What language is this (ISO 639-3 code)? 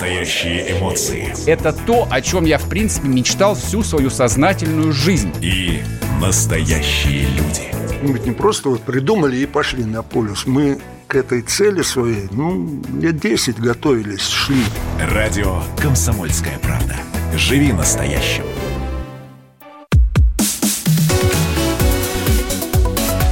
rus